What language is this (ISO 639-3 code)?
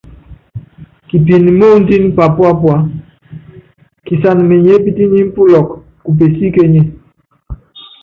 yav